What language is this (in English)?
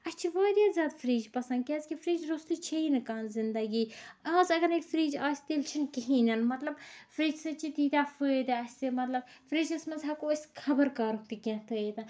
Kashmiri